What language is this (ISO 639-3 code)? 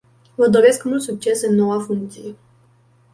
ron